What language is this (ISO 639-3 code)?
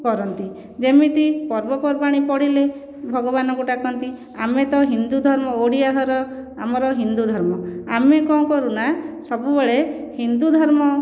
ori